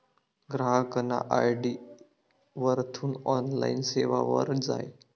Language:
Marathi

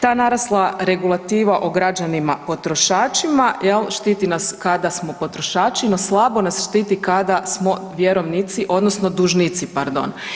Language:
Croatian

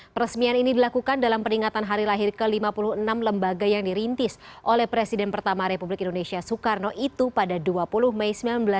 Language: Indonesian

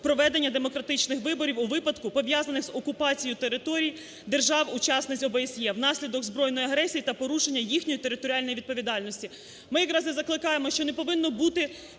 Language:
Ukrainian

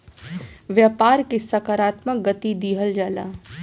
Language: Bhojpuri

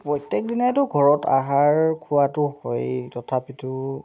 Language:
Assamese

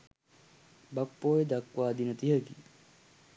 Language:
Sinhala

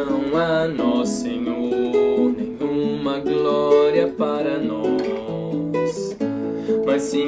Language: Portuguese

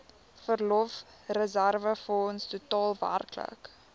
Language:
Afrikaans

